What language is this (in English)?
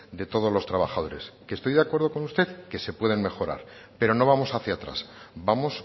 Spanish